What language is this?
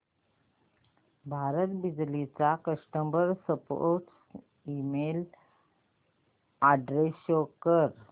Marathi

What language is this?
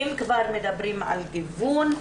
Hebrew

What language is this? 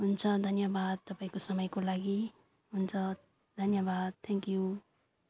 Nepali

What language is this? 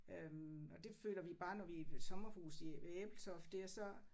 Danish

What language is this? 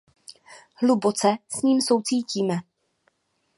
Czech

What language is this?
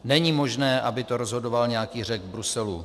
Czech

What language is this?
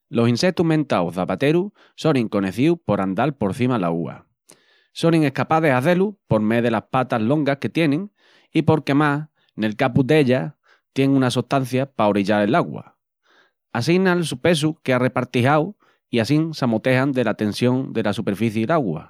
Extremaduran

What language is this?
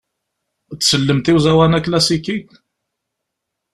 Kabyle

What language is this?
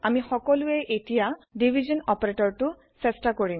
Assamese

